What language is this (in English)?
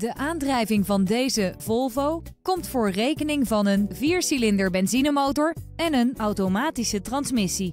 Dutch